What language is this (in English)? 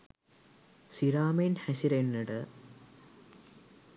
Sinhala